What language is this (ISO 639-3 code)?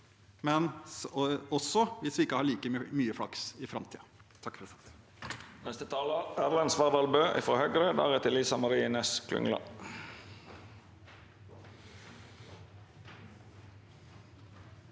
nor